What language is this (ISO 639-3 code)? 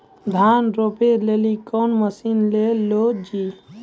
mai